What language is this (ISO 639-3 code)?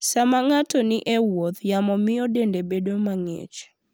luo